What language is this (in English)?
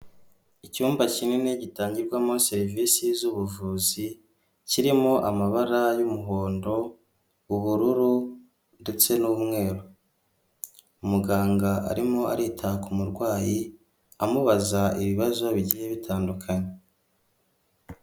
Kinyarwanda